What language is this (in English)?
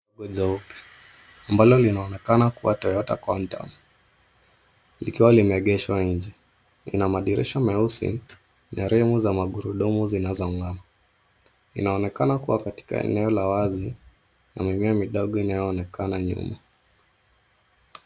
Swahili